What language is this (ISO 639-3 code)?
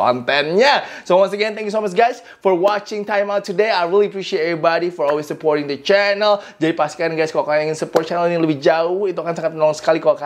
ind